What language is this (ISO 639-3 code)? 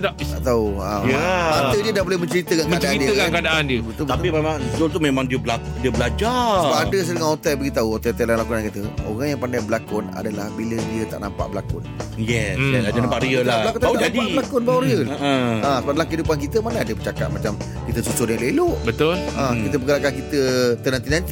msa